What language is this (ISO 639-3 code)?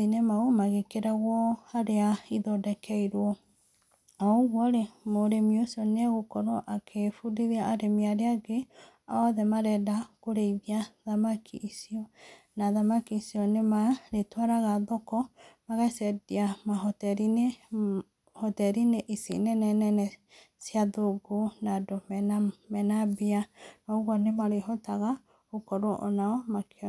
kik